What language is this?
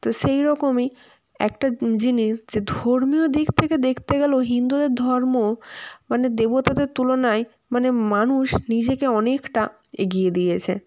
Bangla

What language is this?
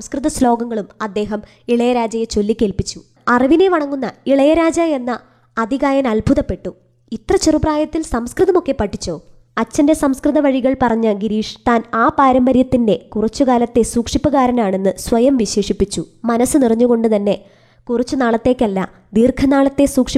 Malayalam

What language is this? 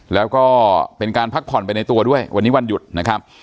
Thai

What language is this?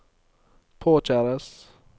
Norwegian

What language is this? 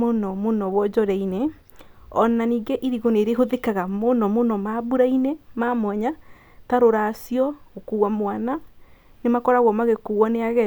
Kikuyu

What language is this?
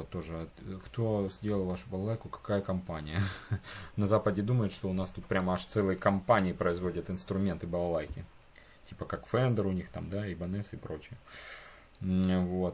Russian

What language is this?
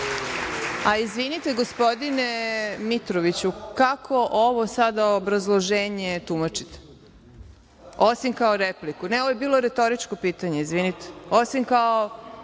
Serbian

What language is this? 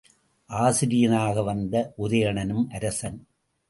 Tamil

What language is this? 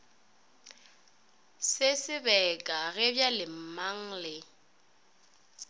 Northern Sotho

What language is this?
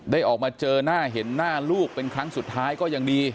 Thai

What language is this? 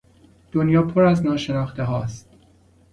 Persian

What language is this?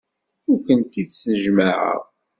Kabyle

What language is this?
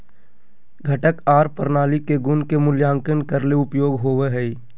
Magahi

